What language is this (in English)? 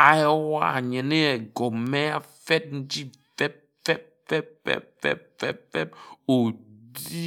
Ejagham